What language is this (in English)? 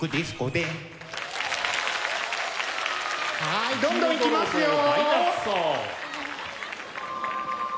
Japanese